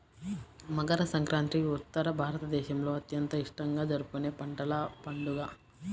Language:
Telugu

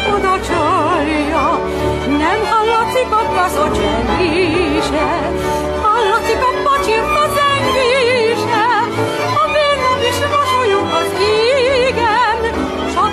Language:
Korean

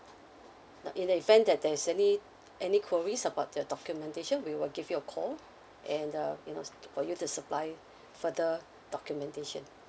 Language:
English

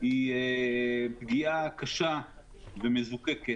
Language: Hebrew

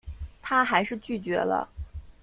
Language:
Chinese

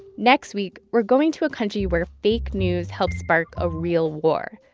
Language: English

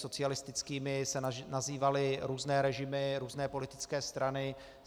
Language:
Czech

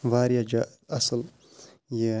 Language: Kashmiri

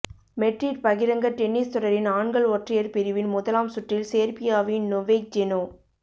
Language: Tamil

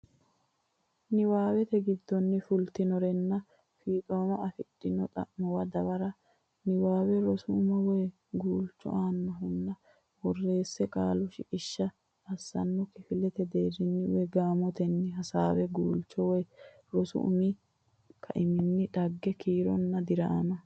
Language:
Sidamo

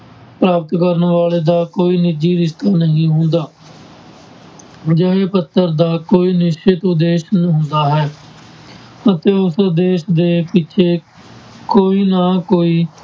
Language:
Punjabi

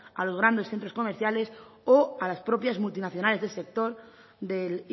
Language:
Spanish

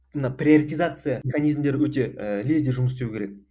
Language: Kazakh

